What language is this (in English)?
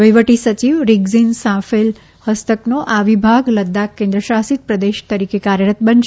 Gujarati